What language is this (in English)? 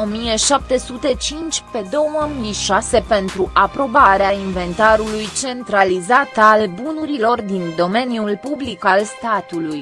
Romanian